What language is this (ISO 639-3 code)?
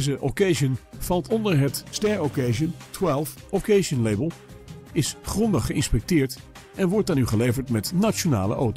nld